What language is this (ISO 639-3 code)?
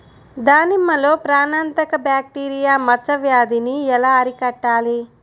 tel